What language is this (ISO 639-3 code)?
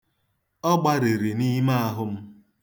ibo